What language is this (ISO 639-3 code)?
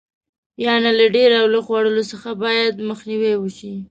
pus